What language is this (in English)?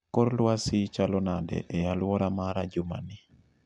Luo (Kenya and Tanzania)